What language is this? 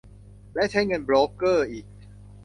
Thai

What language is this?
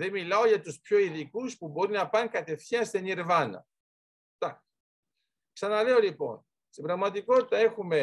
Greek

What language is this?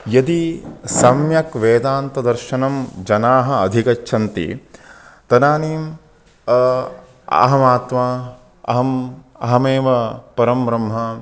Sanskrit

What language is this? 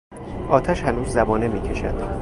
Persian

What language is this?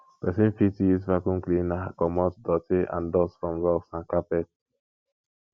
Nigerian Pidgin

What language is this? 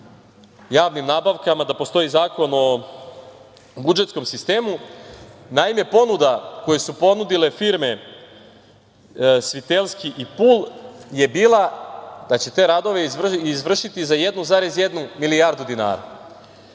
Serbian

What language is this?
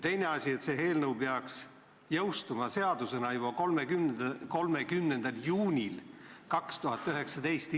Estonian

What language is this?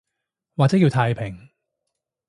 Cantonese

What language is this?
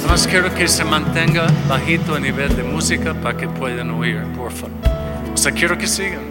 Spanish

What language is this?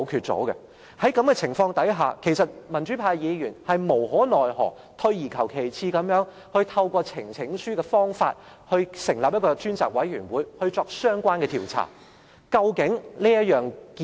Cantonese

